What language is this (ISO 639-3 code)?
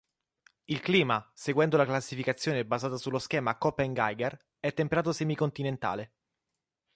ita